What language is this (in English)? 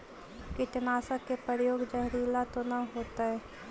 Magahi